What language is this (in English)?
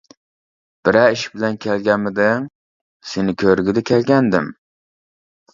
Uyghur